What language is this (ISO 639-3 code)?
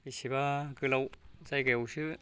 brx